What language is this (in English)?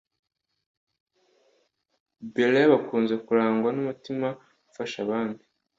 Kinyarwanda